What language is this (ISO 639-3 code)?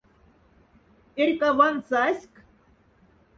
mdf